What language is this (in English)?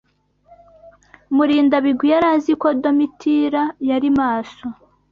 Kinyarwanda